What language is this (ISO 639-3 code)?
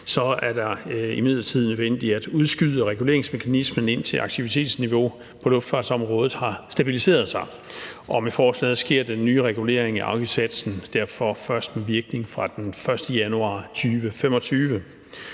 dan